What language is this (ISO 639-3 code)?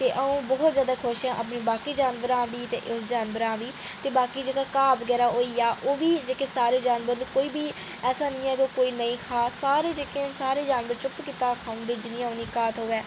doi